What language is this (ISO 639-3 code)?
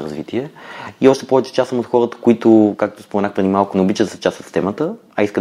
bul